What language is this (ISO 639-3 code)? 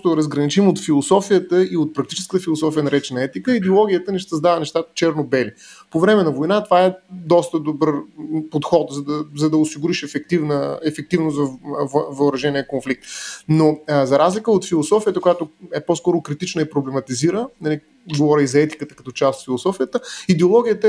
bul